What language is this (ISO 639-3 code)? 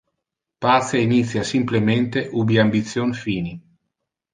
ina